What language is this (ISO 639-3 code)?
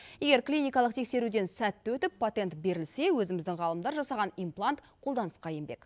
kaz